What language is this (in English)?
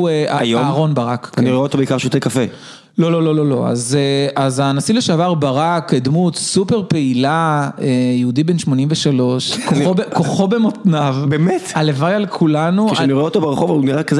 Hebrew